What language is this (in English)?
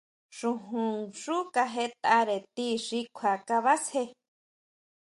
Huautla Mazatec